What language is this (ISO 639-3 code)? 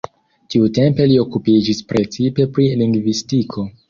epo